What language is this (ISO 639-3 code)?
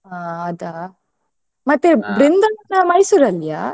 kan